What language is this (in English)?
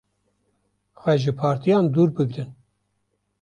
Kurdish